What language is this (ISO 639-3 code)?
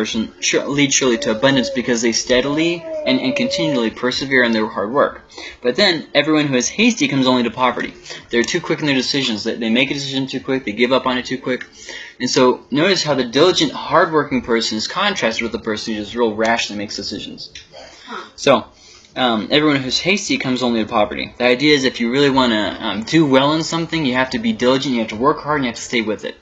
eng